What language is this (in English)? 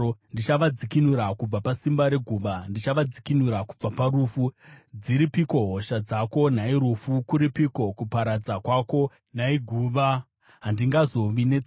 Shona